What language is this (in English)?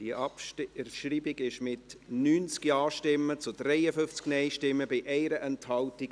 Swiss German